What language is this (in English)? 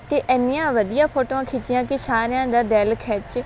Punjabi